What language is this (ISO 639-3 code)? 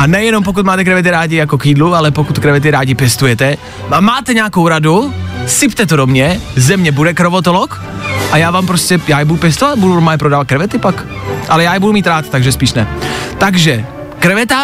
ces